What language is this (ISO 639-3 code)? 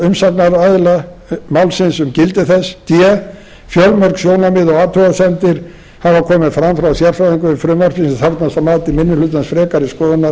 isl